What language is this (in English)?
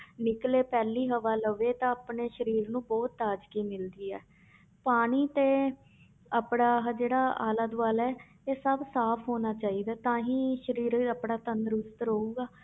Punjabi